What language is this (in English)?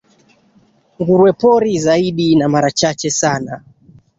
Swahili